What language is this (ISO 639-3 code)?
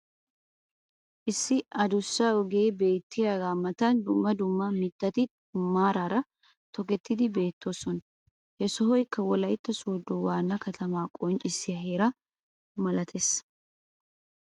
wal